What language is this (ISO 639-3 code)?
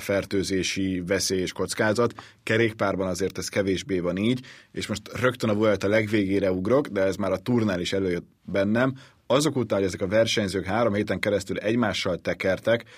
hun